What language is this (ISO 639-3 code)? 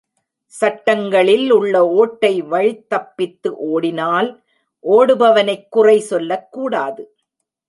tam